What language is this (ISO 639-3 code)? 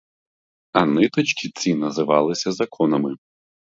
ukr